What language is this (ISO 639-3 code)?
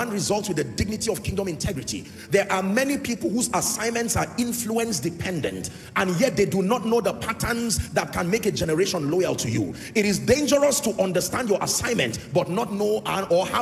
eng